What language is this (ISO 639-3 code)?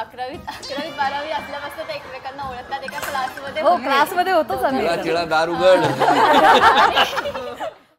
mar